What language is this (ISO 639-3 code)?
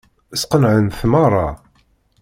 kab